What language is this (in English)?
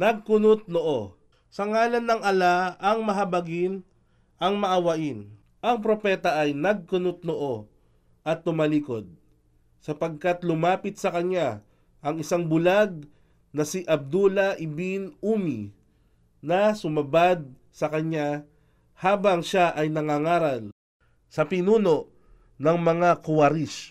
Filipino